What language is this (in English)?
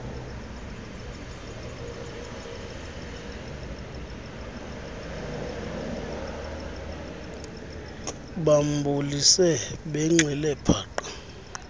Xhosa